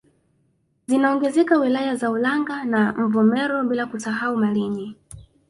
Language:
Swahili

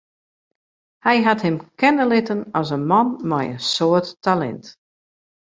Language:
Western Frisian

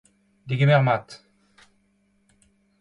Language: Breton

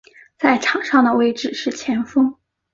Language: Chinese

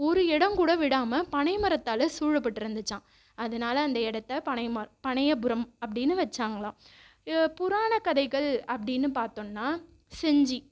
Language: Tamil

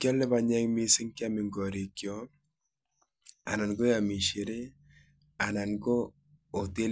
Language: Kalenjin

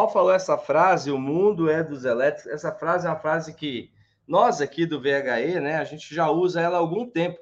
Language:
Portuguese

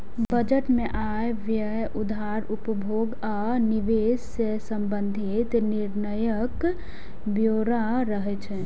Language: Maithili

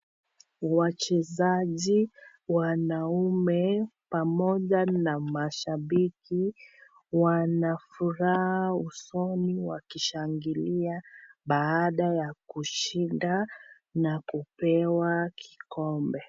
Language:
Swahili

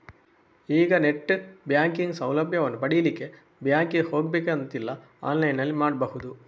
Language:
Kannada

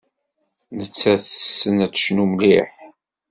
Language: Kabyle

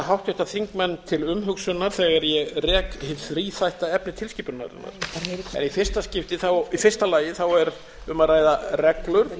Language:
Icelandic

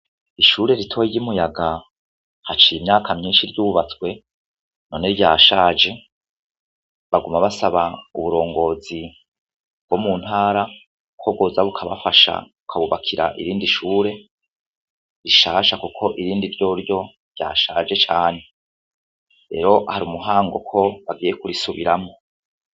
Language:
Rundi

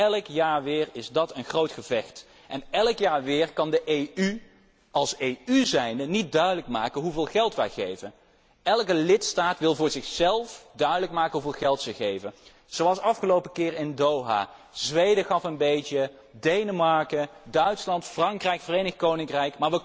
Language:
Dutch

